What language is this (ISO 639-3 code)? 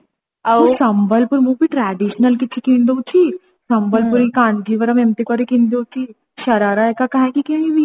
ori